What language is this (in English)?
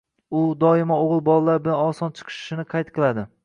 Uzbek